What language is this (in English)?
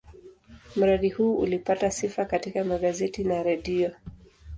Swahili